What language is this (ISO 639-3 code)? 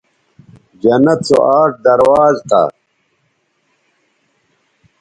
btv